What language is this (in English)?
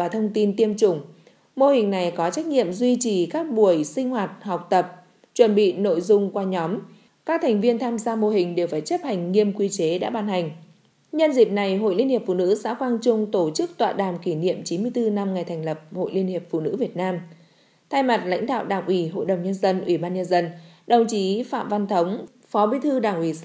Vietnamese